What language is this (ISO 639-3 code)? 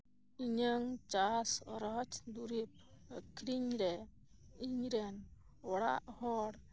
sat